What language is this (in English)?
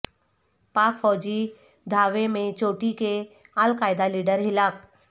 Urdu